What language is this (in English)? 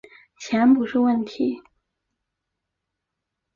Chinese